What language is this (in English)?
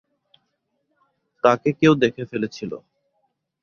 Bangla